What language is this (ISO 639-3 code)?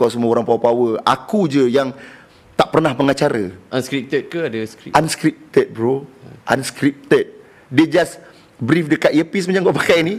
msa